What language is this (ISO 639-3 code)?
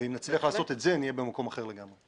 heb